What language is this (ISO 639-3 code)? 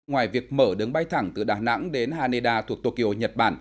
vie